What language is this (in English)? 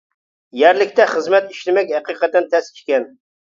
Uyghur